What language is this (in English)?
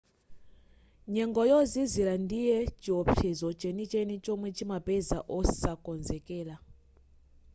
Nyanja